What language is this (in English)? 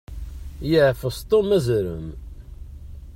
Kabyle